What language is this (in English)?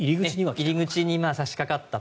Japanese